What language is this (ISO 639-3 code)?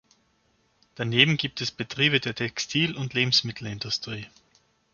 deu